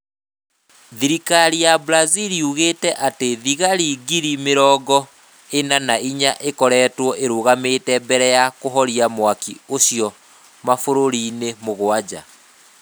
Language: Kikuyu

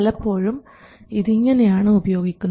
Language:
Malayalam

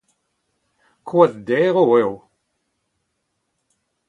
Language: Breton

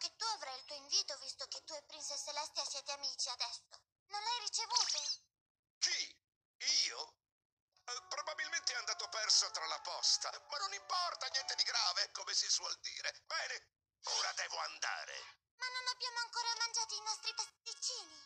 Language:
Italian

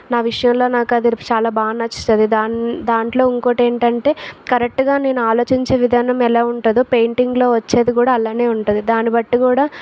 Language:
Telugu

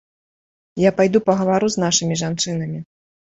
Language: Belarusian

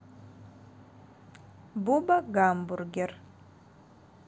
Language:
Russian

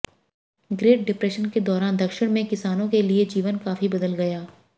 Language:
Hindi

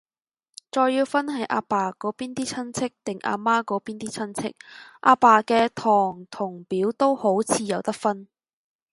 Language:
Cantonese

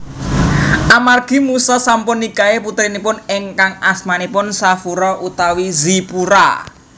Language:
Javanese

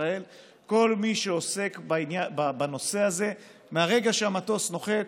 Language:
Hebrew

